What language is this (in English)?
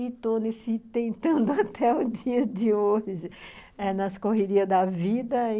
Portuguese